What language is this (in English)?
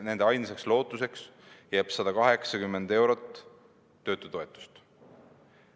Estonian